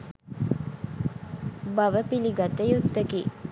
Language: Sinhala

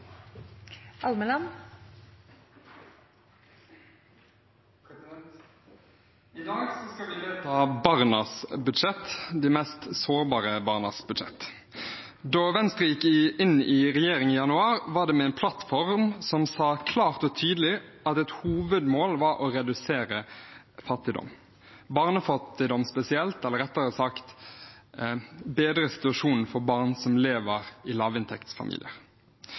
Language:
Norwegian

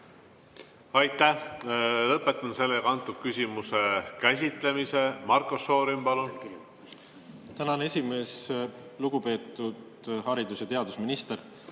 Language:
Estonian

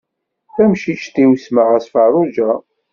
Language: Kabyle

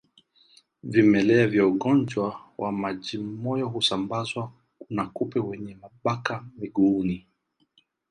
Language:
Swahili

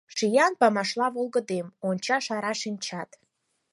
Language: Mari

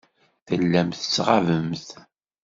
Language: Kabyle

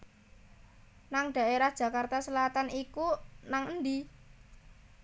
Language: Javanese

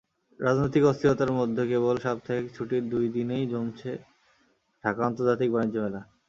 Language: Bangla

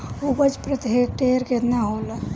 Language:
Bhojpuri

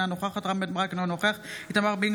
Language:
Hebrew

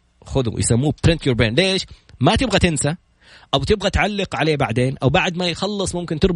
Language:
Arabic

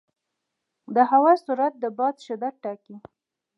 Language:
Pashto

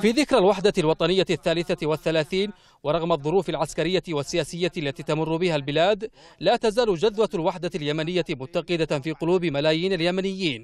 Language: Arabic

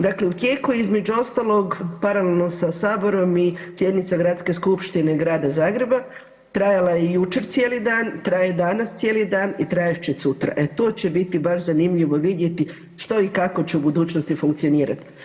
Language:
Croatian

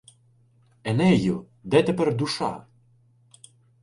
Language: Ukrainian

